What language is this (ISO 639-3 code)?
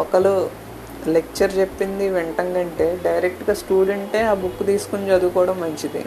tel